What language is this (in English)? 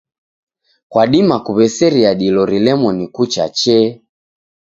Taita